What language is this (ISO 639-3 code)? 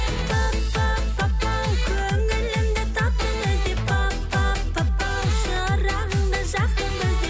kaz